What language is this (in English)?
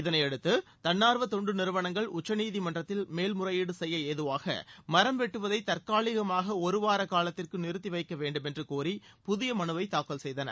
Tamil